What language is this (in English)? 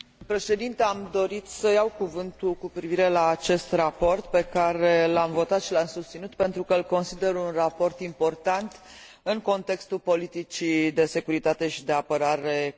Romanian